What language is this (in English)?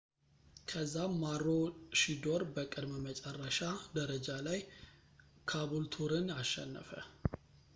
Amharic